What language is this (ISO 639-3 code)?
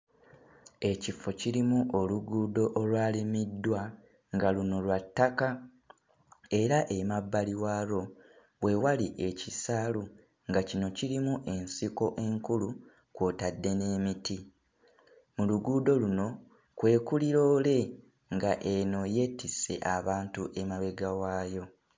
lug